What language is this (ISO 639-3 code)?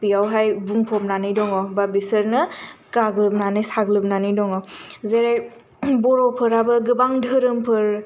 brx